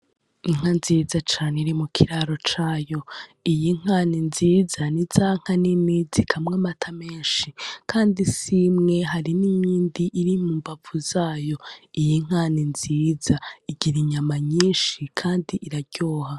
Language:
Rundi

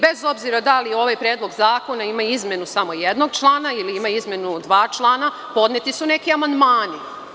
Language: Serbian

